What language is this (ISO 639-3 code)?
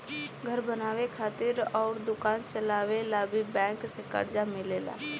bho